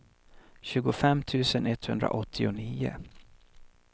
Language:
Swedish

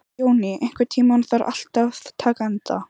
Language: Icelandic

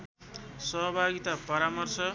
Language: Nepali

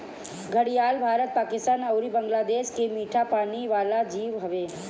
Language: Bhojpuri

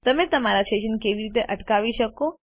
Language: Gujarati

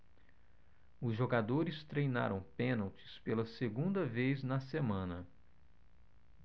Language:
Portuguese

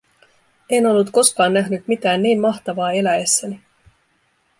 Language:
Finnish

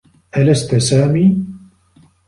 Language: Arabic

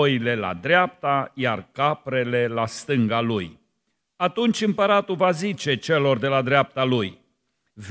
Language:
Romanian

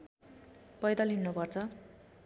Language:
Nepali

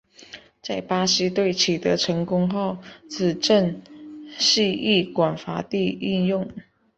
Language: Chinese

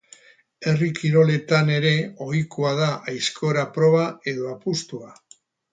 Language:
Basque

